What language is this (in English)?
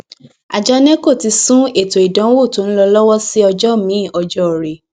Yoruba